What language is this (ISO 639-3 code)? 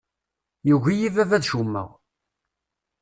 kab